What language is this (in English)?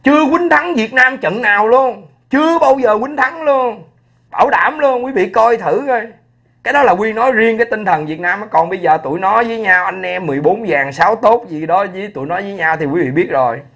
Vietnamese